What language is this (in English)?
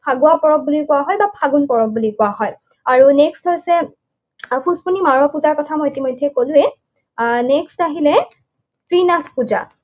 Assamese